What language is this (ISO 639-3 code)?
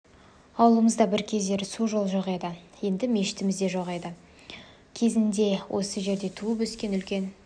kaz